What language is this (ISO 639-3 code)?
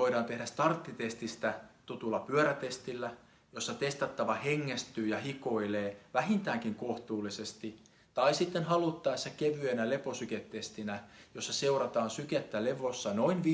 fin